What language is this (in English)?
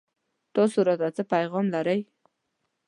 Pashto